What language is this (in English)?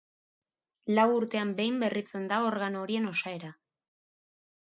Basque